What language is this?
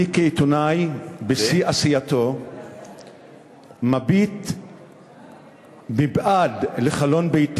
Hebrew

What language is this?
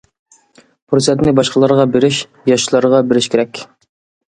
Uyghur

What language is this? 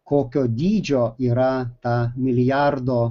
Lithuanian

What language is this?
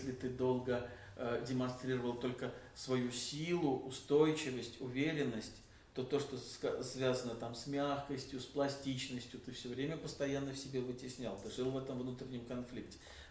Russian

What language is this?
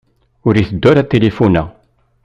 Kabyle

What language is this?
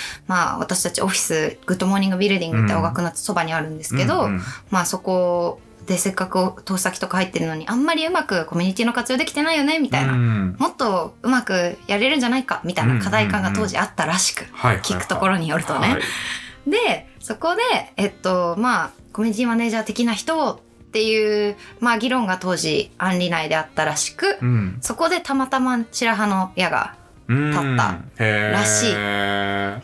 Japanese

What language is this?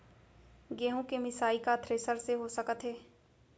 Chhattisgarhi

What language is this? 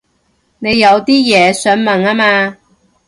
Cantonese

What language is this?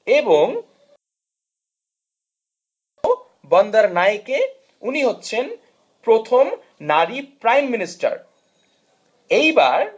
Bangla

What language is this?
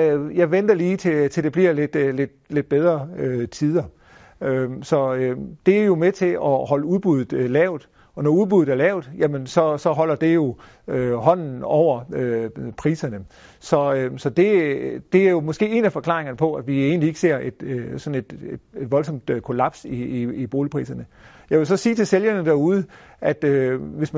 Danish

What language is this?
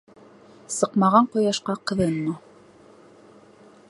Bashkir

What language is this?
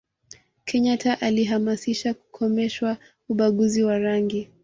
Swahili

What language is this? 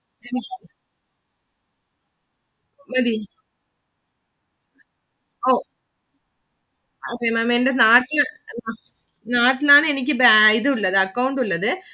Malayalam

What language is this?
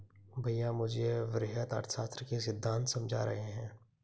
Hindi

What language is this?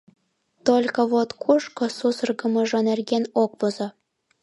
Mari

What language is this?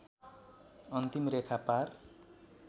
Nepali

